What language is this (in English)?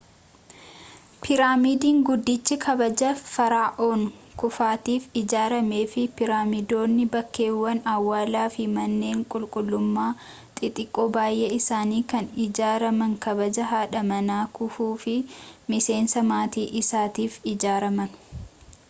Oromo